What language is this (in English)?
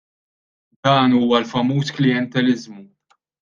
Maltese